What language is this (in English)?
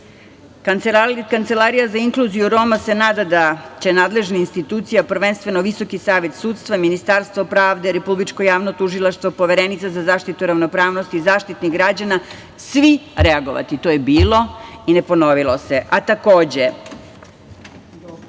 Serbian